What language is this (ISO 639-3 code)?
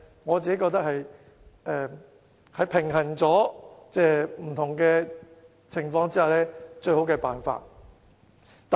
yue